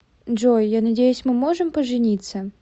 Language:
Russian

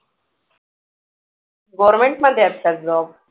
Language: Marathi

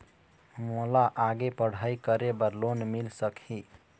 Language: Chhattisgarhi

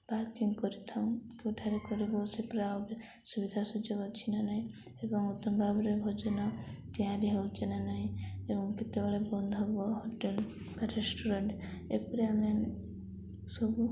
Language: Odia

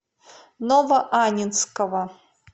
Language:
Russian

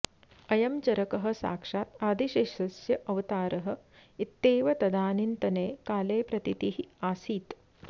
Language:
Sanskrit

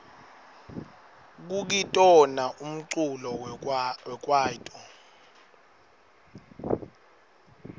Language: Swati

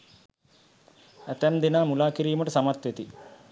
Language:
Sinhala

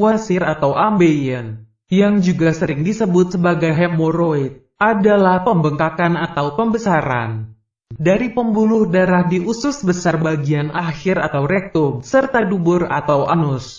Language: Indonesian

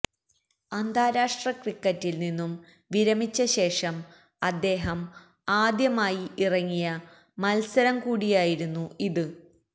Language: Malayalam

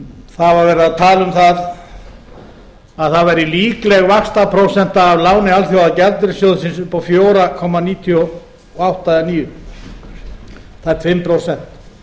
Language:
Icelandic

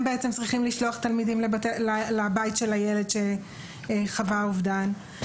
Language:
Hebrew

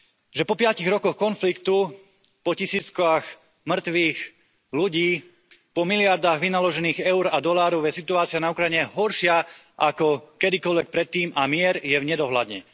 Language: Slovak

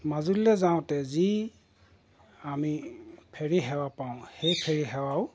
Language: Assamese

